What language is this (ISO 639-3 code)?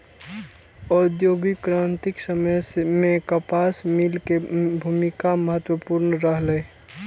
mai